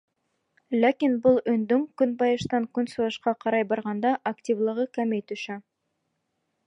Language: Bashkir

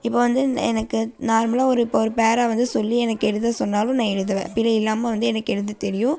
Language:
Tamil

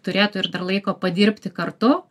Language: Lithuanian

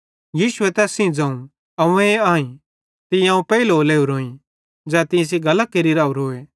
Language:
Bhadrawahi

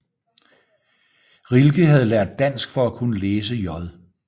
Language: Danish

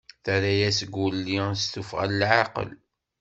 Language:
Kabyle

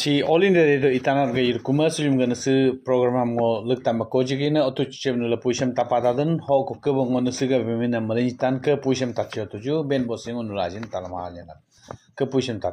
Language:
Romanian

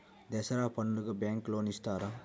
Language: Telugu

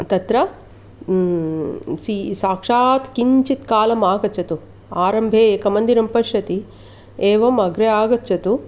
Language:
Sanskrit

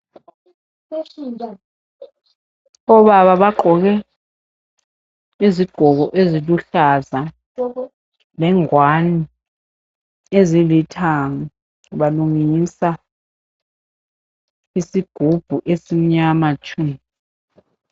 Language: North Ndebele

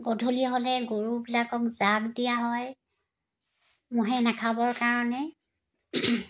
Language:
Assamese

